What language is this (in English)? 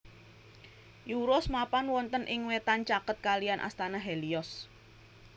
Javanese